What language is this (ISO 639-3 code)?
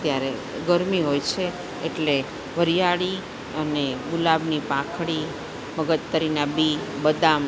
guj